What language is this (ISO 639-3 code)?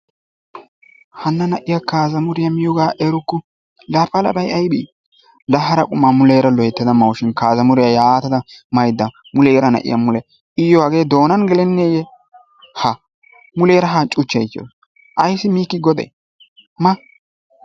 wal